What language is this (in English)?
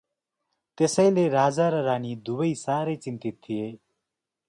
Nepali